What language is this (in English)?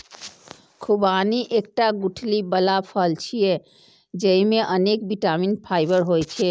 Maithili